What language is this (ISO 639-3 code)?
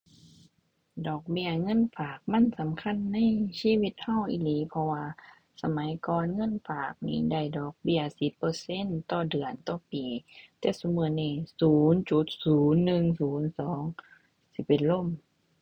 tha